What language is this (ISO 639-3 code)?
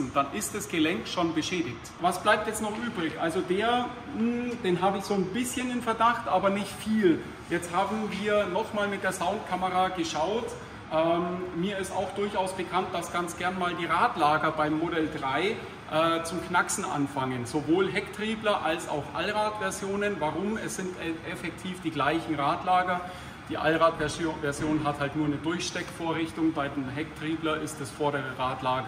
deu